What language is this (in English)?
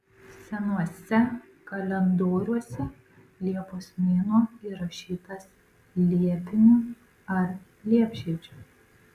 Lithuanian